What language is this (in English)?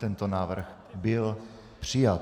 Czech